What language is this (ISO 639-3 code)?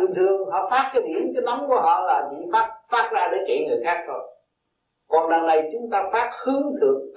vie